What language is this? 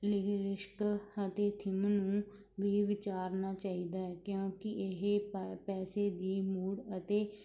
Punjabi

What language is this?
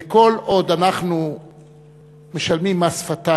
Hebrew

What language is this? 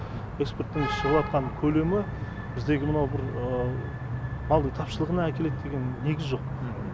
Kazakh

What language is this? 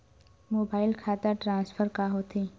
Chhattisgarhi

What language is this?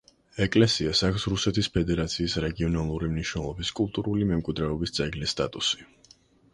Georgian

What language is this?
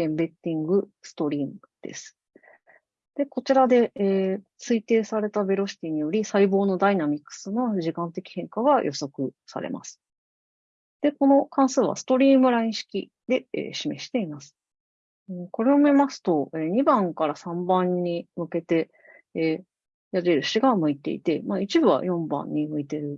Japanese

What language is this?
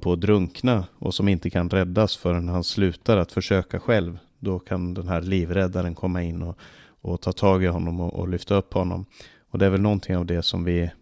Swedish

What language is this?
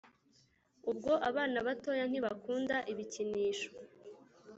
Kinyarwanda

